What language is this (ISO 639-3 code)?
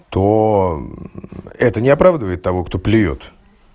rus